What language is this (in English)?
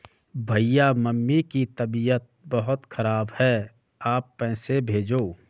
Hindi